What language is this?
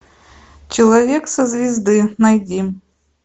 Russian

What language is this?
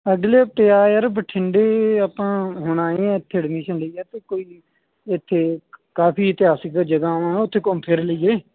Punjabi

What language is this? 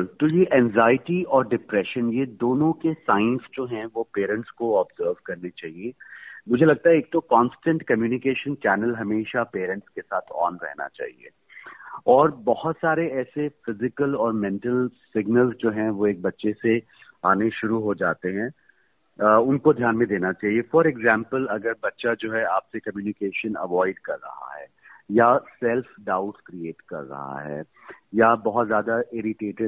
Hindi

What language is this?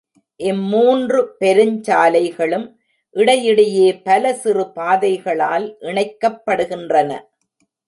Tamil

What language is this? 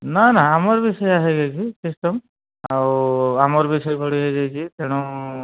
Odia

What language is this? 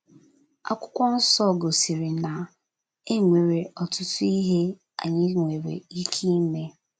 Igbo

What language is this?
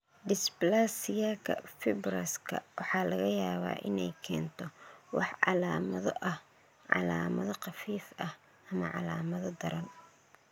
Somali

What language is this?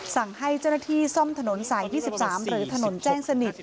Thai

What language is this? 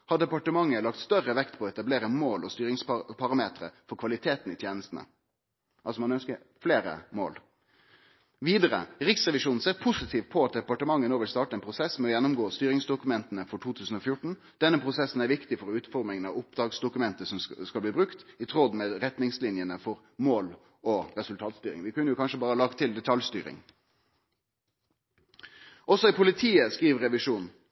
Norwegian Nynorsk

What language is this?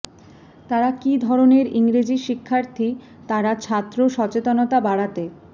Bangla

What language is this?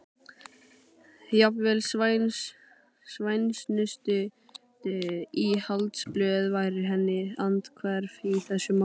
Icelandic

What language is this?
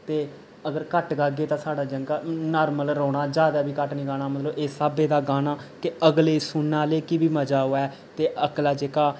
Dogri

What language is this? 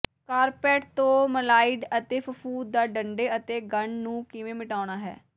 Punjabi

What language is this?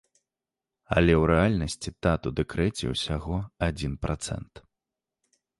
Belarusian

